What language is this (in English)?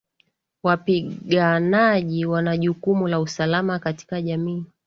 Swahili